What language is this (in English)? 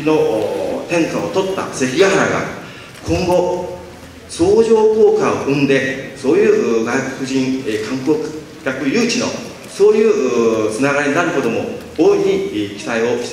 Japanese